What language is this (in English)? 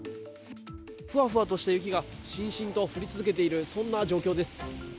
Japanese